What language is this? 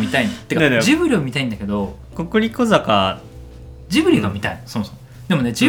Japanese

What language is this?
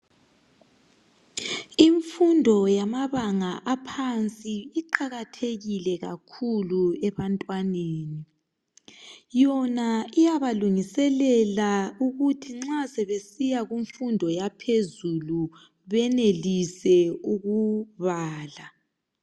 North Ndebele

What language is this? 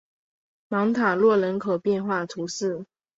Chinese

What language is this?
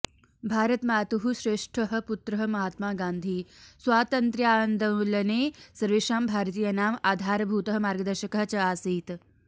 Sanskrit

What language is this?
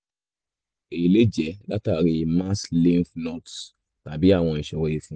Yoruba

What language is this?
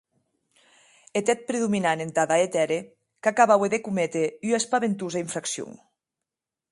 Occitan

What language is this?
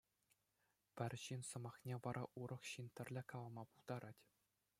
Chuvash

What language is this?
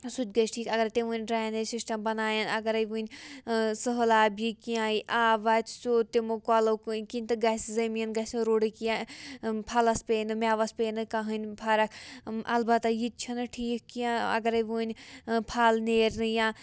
Kashmiri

